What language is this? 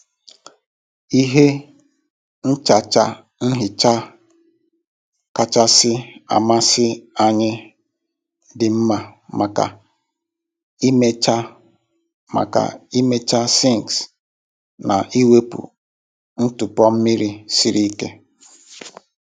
Igbo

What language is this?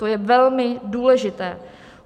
Czech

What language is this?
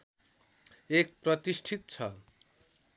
Nepali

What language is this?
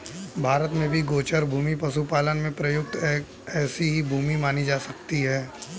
Hindi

